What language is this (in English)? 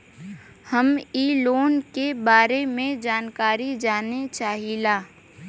Bhojpuri